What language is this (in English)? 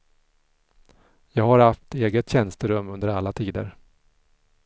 Swedish